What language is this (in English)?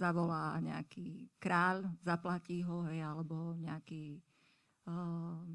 Slovak